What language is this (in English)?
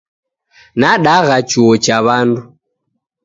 Taita